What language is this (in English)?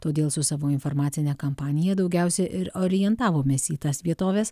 Lithuanian